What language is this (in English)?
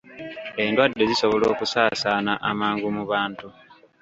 Ganda